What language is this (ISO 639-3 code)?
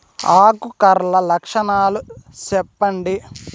tel